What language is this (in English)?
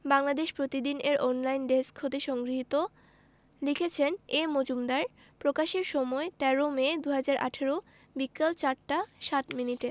Bangla